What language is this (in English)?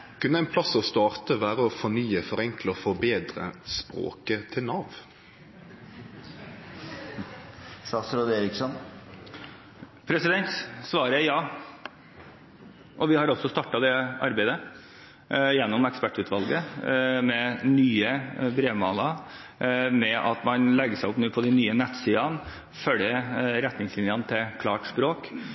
Norwegian